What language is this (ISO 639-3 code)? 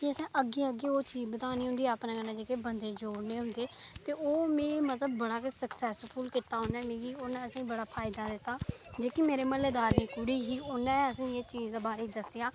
doi